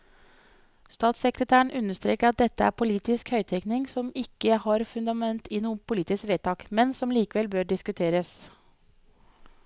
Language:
Norwegian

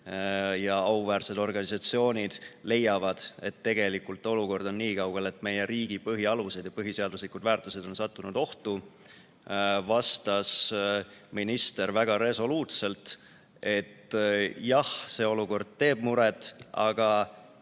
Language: Estonian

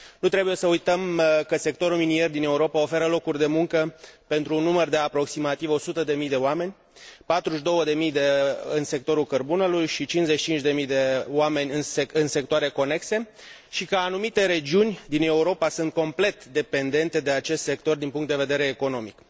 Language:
Romanian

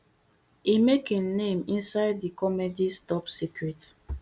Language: Nigerian Pidgin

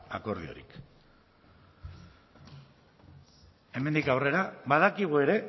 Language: Basque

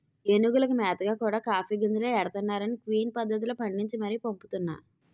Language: Telugu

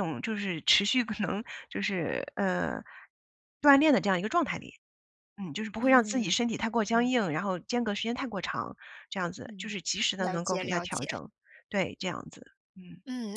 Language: Chinese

